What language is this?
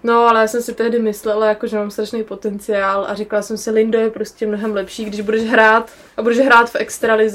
Czech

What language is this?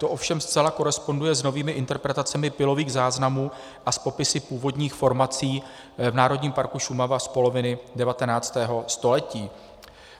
Czech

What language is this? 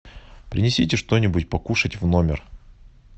Russian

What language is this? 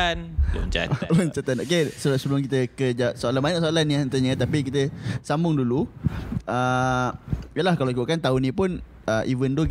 Malay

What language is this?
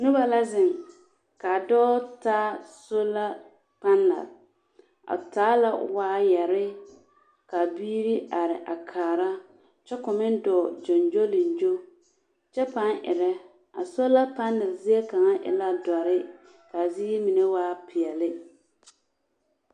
Southern Dagaare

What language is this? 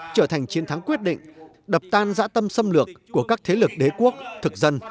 Vietnamese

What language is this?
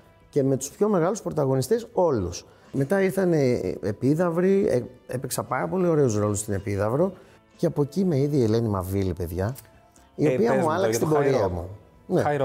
Greek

